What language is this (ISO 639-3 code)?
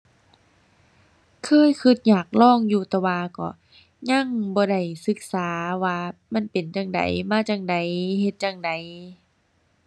tha